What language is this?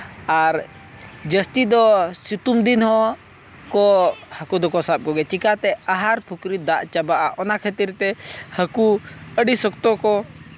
Santali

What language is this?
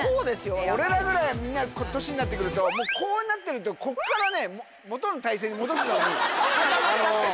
Japanese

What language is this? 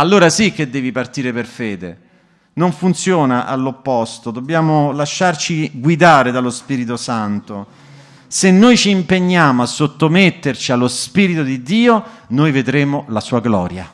Italian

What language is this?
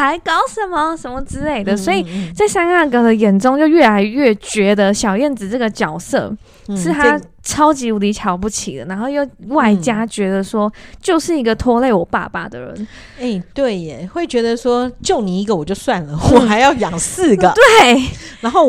Chinese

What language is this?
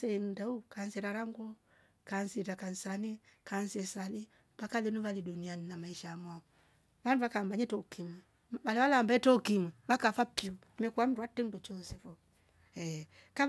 Rombo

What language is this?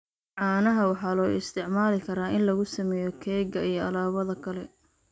Somali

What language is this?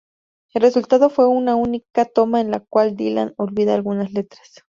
Spanish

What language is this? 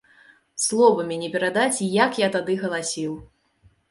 Belarusian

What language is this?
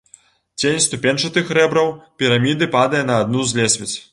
Belarusian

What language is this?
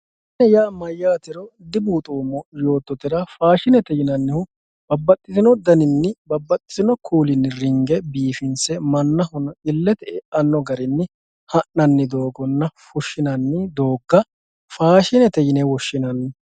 Sidamo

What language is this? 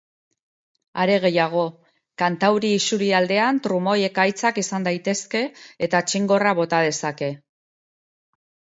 Basque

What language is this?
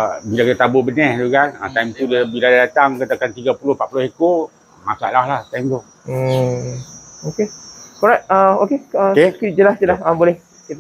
Malay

